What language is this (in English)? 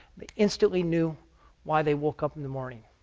English